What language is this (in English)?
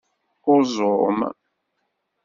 Kabyle